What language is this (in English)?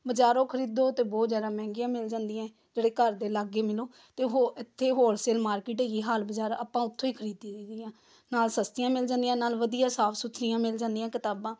Punjabi